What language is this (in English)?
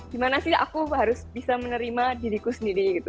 Indonesian